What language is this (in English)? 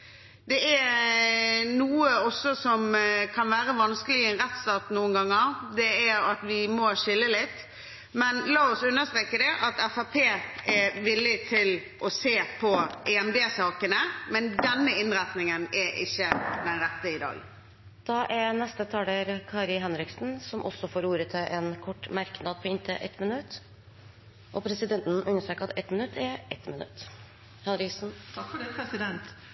Norwegian Bokmål